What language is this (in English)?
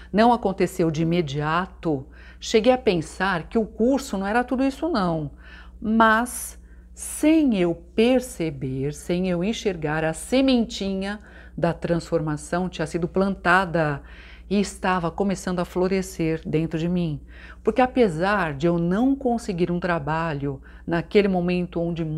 Portuguese